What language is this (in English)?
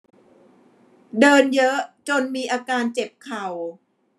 Thai